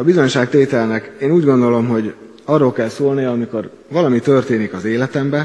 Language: Hungarian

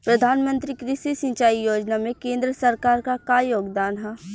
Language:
Bhojpuri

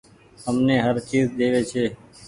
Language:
Goaria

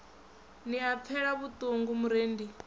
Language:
Venda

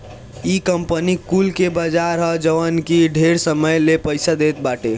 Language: Bhojpuri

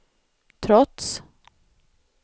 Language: Swedish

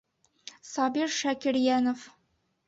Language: Bashkir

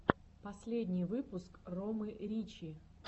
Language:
Russian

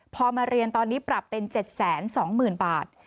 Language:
Thai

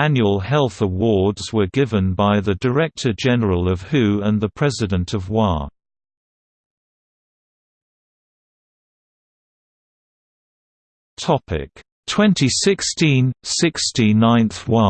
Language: English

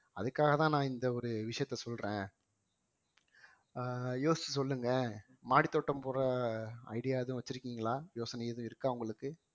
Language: Tamil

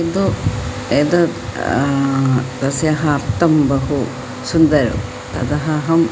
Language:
Sanskrit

